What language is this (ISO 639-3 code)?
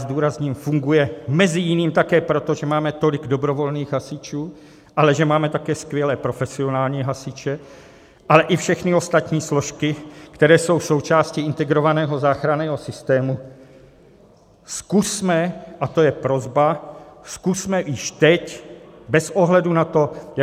ces